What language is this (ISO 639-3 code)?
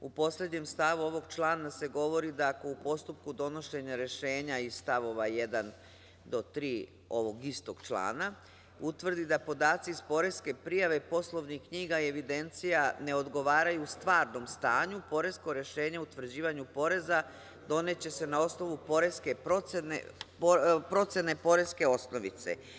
srp